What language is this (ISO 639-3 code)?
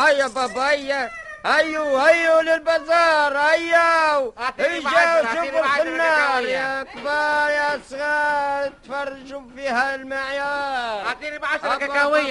ara